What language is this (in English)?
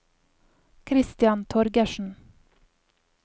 Norwegian